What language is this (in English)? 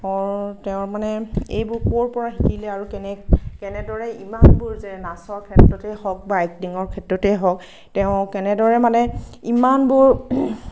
Assamese